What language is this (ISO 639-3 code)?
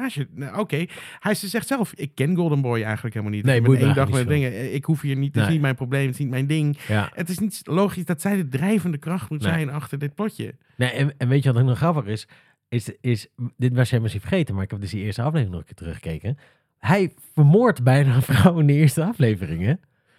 nld